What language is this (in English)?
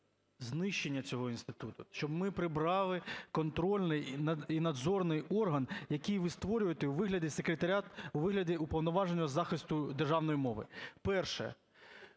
Ukrainian